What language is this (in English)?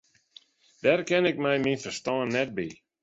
Western Frisian